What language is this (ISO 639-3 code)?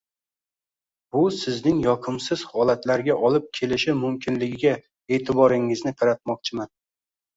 uzb